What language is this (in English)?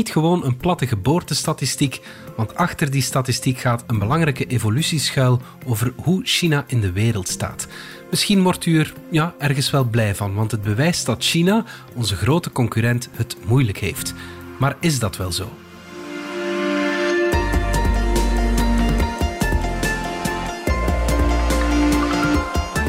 Dutch